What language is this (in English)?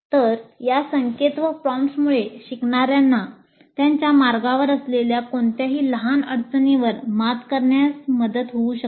Marathi